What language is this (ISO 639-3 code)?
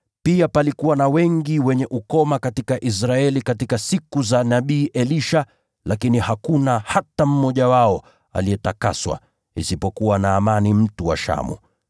swa